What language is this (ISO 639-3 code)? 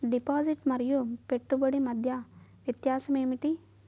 tel